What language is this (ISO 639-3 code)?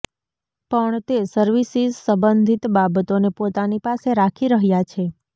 guj